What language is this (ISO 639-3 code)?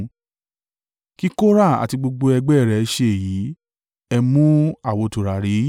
yor